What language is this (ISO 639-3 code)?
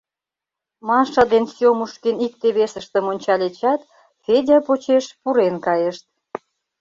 chm